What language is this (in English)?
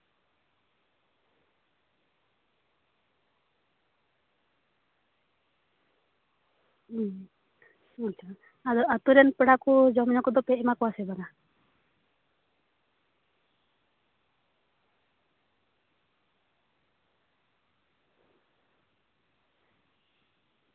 Santali